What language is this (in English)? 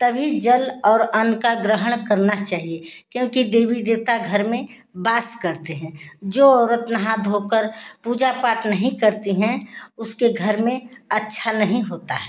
Hindi